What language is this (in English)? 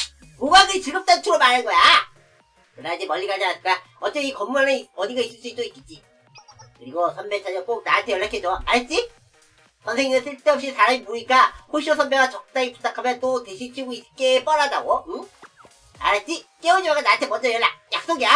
Korean